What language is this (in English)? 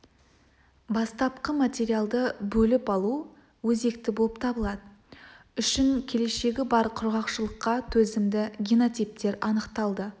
Kazakh